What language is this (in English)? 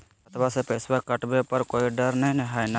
Magahi